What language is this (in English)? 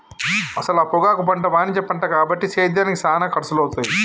Telugu